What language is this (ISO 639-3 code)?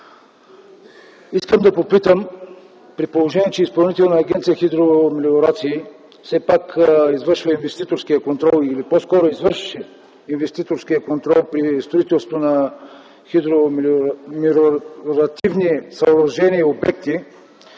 bul